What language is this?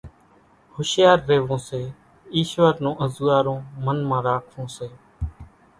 Kachi Koli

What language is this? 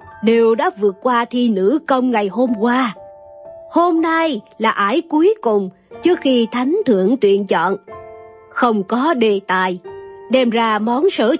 Vietnamese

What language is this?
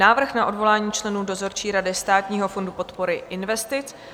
Czech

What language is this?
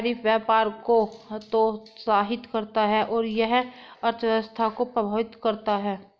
Hindi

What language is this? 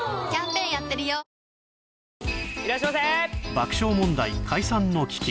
Japanese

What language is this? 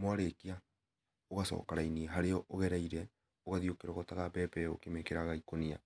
Kikuyu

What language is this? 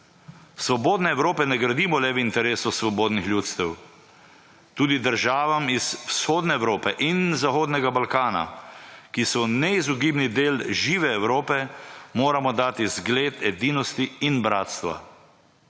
Slovenian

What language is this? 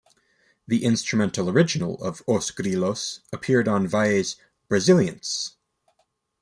English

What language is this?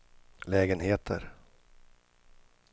Swedish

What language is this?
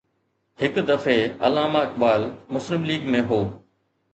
Sindhi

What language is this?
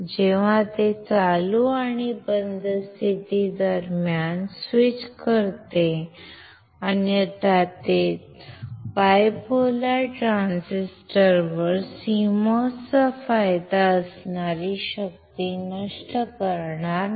Marathi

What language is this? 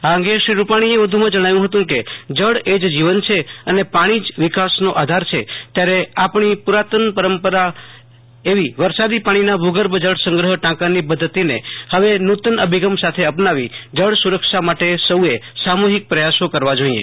Gujarati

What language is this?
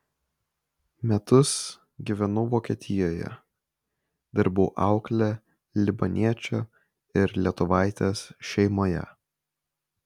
Lithuanian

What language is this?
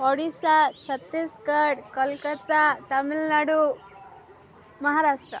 Odia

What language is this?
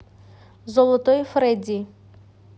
Russian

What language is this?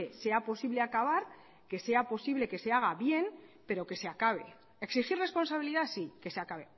Spanish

